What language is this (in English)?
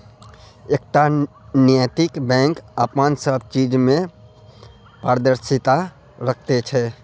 Maithili